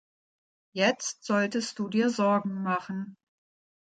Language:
German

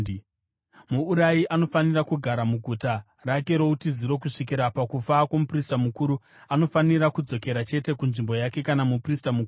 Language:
Shona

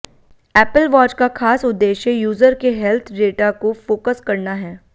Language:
Hindi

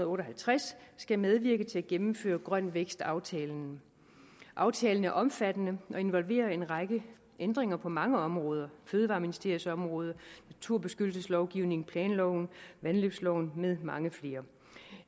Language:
Danish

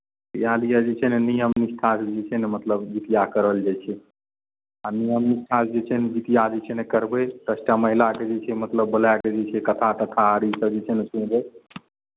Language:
Maithili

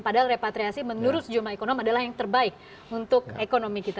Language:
Indonesian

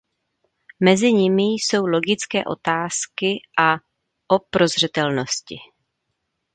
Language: Czech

